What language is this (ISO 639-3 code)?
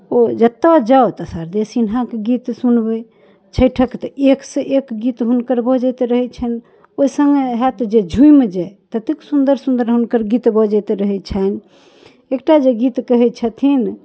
mai